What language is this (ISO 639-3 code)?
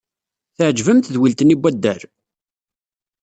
kab